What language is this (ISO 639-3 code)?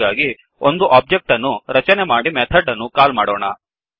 kan